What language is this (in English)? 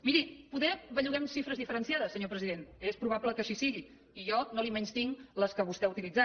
Catalan